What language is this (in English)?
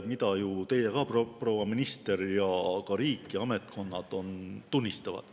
Estonian